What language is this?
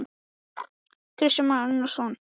Icelandic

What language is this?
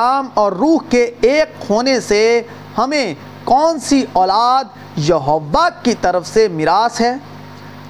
Urdu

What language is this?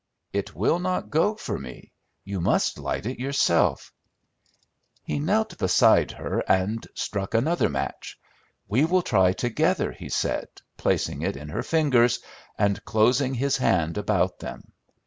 English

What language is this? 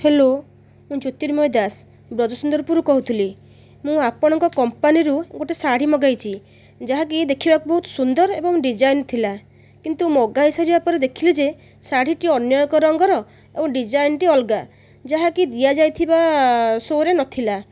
Odia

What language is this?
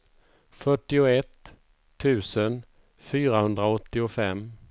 Swedish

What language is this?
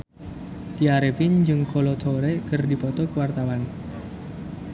Sundanese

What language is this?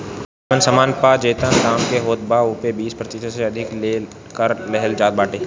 Bhojpuri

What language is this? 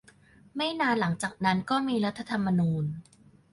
Thai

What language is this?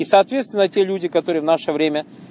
Russian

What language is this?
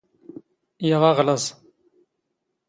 Standard Moroccan Tamazight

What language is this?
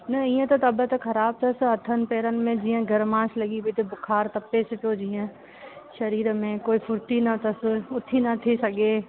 Sindhi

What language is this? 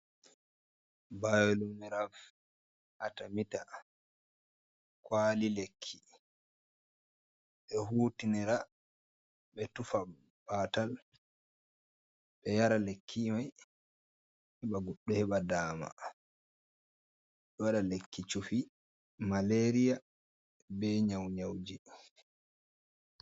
Fula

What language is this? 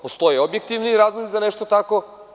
Serbian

